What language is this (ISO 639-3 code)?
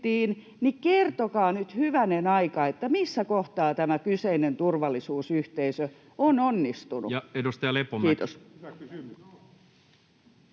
fin